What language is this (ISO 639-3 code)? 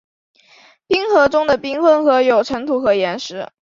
zho